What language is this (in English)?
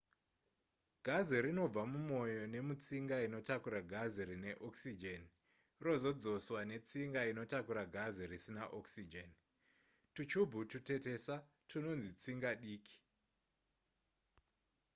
Shona